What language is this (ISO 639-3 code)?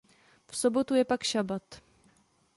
ces